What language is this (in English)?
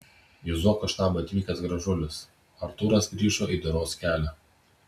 Lithuanian